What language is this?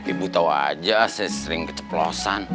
Indonesian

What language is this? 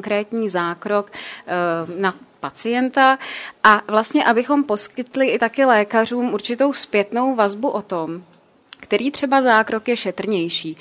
Czech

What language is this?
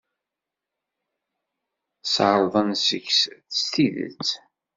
Kabyle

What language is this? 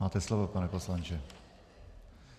Czech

